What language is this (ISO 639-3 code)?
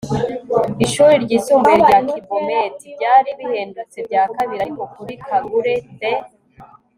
kin